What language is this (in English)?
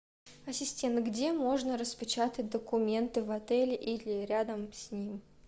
Russian